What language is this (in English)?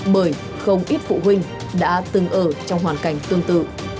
Vietnamese